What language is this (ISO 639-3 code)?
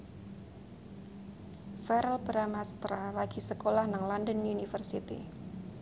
jav